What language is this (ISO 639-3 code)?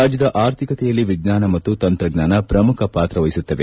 kan